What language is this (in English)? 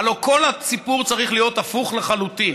Hebrew